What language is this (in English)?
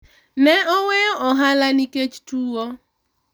Luo (Kenya and Tanzania)